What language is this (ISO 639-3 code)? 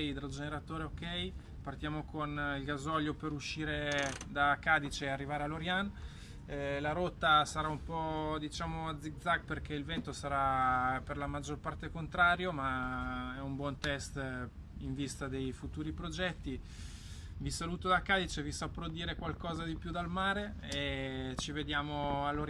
ita